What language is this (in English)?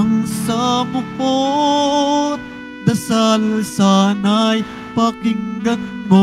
Filipino